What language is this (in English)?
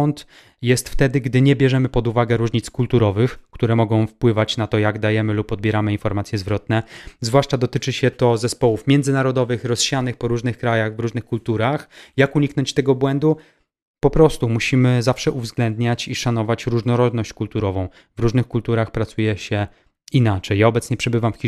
Polish